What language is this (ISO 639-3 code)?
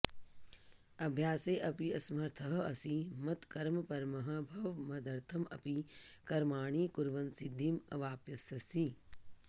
san